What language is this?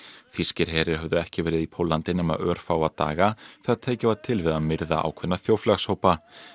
Icelandic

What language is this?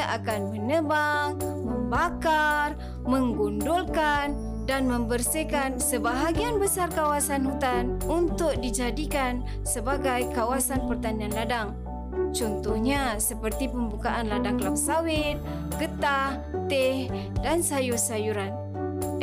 Malay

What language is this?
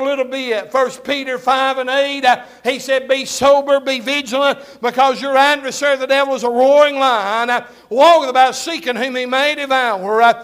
English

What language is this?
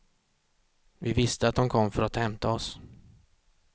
Swedish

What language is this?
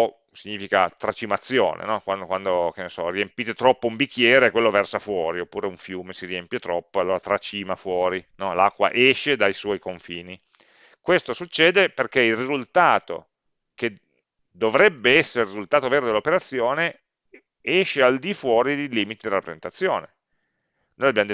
Italian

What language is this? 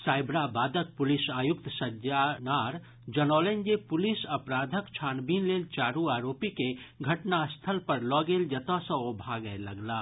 Maithili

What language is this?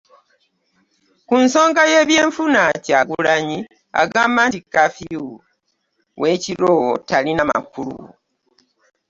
Ganda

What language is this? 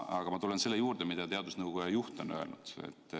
Estonian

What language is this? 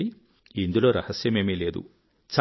Telugu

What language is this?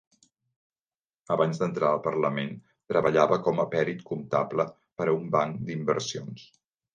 Catalan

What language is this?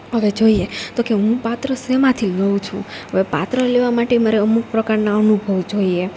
Gujarati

